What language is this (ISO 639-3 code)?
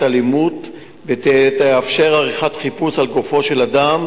heb